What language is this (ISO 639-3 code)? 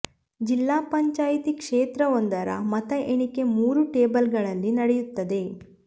kan